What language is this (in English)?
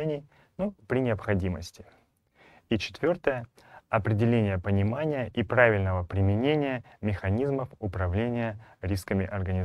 Russian